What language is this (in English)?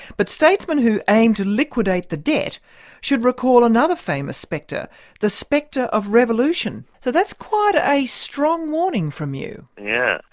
English